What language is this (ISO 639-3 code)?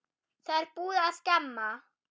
isl